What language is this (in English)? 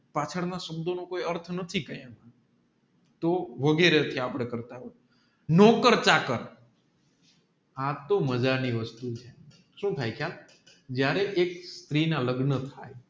Gujarati